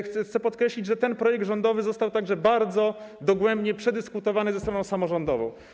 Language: Polish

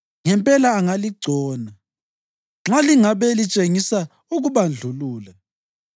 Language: North Ndebele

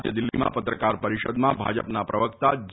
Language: Gujarati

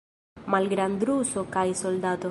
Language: Esperanto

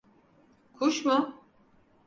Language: Turkish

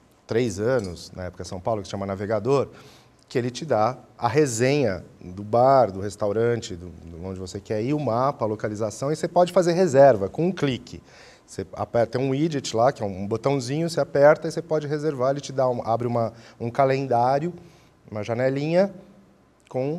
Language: Portuguese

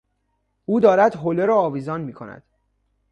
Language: Persian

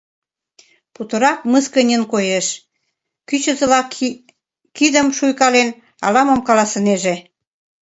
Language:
Mari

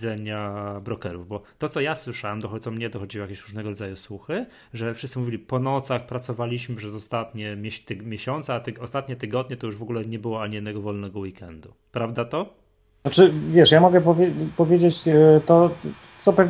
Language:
Polish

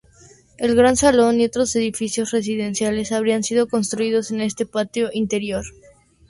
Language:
Spanish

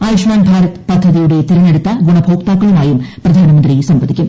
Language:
Malayalam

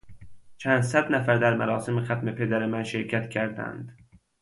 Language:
Persian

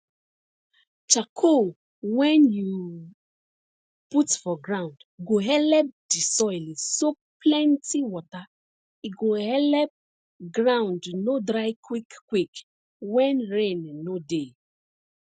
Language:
Nigerian Pidgin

